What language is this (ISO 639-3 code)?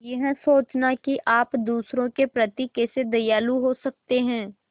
hin